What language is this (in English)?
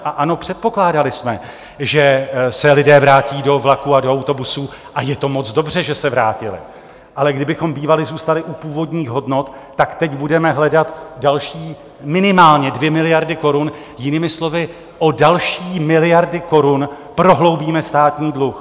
Czech